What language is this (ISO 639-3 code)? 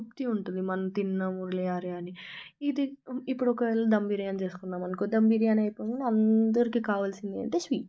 tel